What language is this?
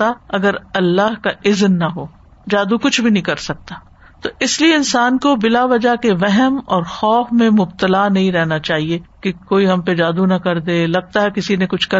Urdu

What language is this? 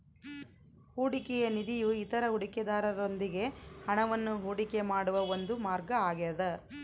Kannada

